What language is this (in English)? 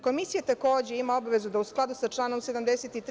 Serbian